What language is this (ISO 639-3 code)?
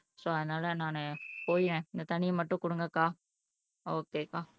tam